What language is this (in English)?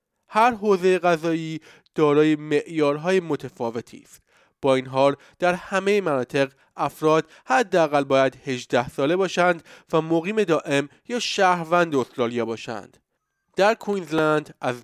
Persian